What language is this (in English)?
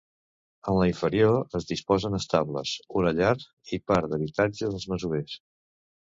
Catalan